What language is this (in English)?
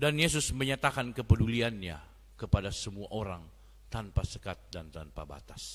Indonesian